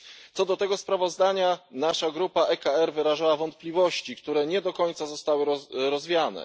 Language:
Polish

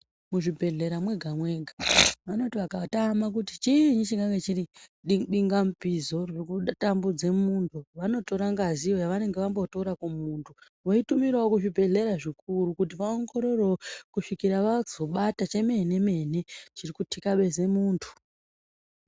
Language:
Ndau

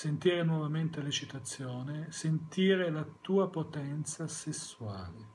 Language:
Italian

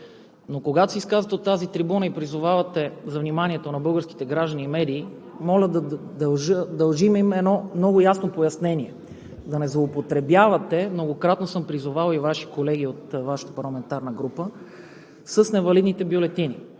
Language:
Bulgarian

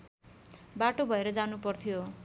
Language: Nepali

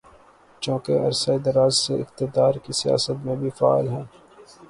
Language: Urdu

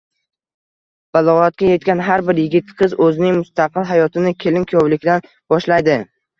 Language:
Uzbek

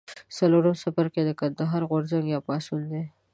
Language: Pashto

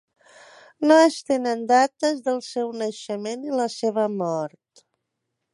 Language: Catalan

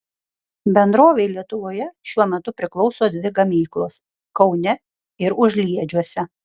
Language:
Lithuanian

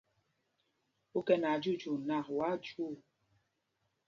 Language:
Mpumpong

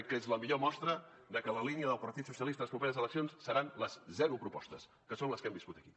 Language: Catalan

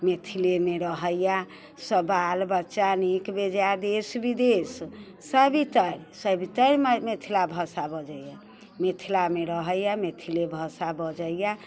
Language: Maithili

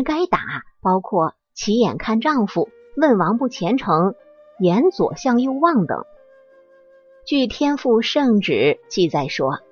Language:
Chinese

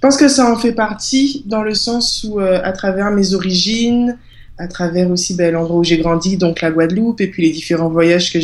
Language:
French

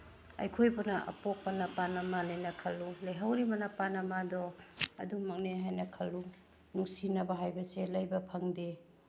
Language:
Manipuri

